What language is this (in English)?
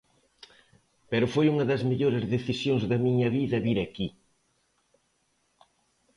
Galician